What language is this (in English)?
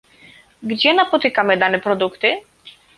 Polish